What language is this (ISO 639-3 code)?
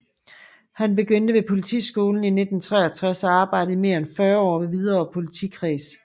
dan